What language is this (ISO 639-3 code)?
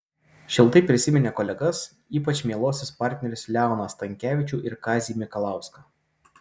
lit